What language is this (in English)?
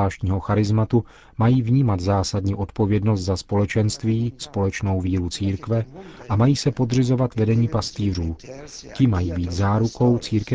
Czech